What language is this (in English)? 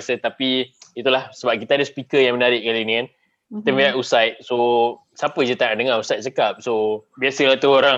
Malay